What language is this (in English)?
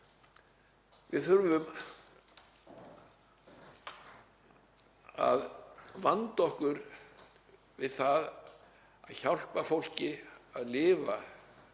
Icelandic